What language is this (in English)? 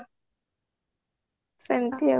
Odia